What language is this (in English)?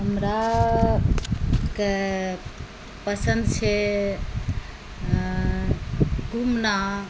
Maithili